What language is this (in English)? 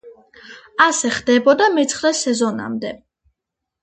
Georgian